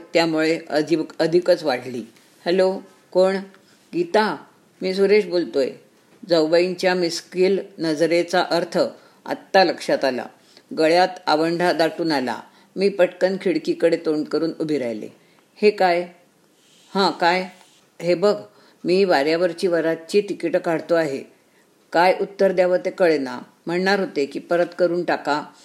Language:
Marathi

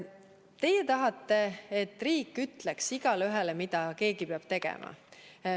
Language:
Estonian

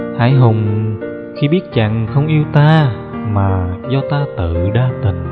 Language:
Vietnamese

